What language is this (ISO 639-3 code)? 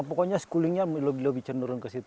ind